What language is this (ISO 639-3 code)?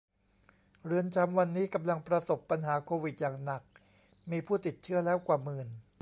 tha